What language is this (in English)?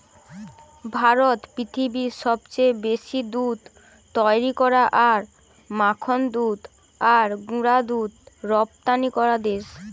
Bangla